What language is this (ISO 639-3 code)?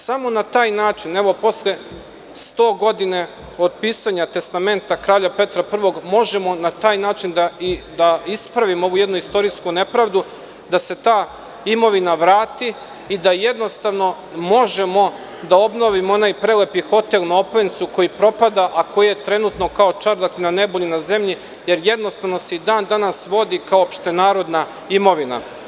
srp